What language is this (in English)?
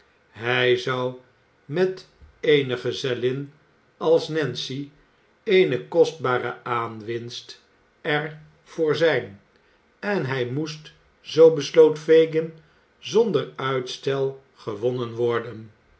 Dutch